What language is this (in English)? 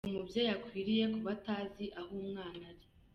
Kinyarwanda